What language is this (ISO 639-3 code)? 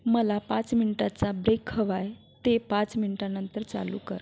mar